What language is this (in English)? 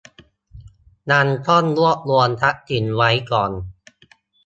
Thai